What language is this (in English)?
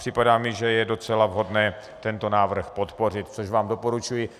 Czech